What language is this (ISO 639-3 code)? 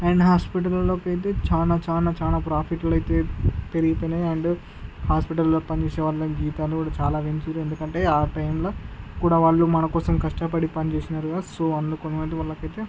tel